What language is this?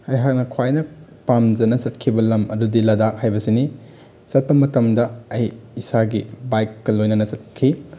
Manipuri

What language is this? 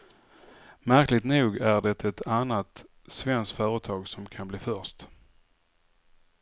Swedish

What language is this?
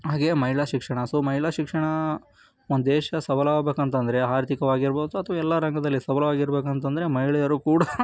Kannada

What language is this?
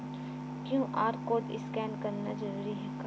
Chhattisgarhi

